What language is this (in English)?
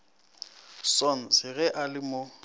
Northern Sotho